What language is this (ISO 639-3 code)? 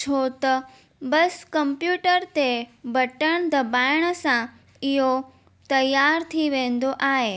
snd